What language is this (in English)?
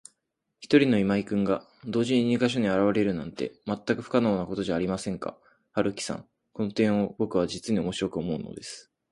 Japanese